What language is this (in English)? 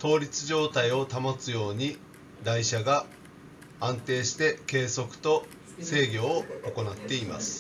Japanese